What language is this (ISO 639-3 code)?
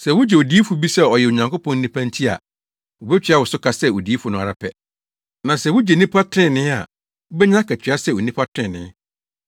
aka